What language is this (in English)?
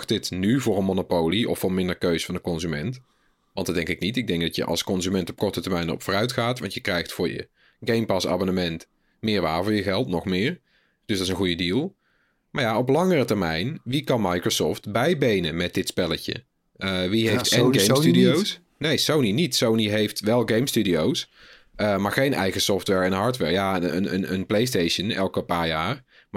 Dutch